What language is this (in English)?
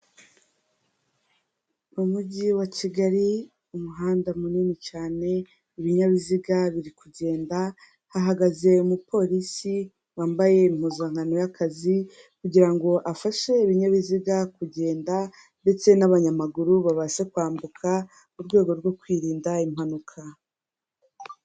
Kinyarwanda